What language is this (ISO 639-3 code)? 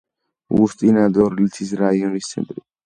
kat